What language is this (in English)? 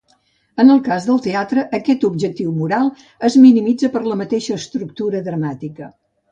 Catalan